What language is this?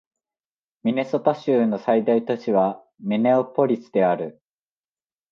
Japanese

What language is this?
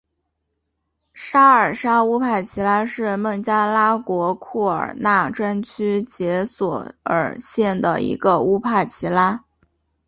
Chinese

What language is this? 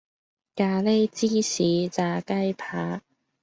Cantonese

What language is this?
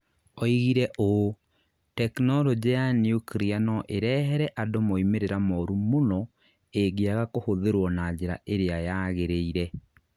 Kikuyu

